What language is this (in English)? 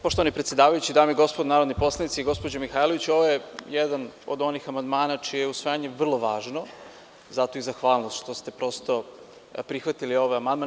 Serbian